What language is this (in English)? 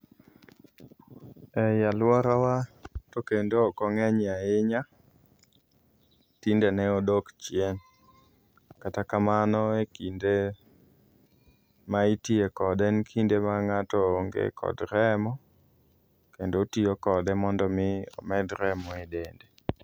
Luo (Kenya and Tanzania)